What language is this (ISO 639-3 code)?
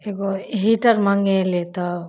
mai